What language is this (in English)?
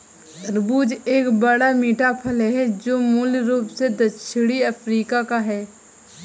Hindi